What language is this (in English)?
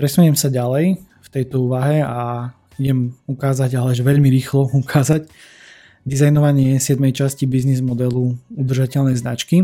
Slovak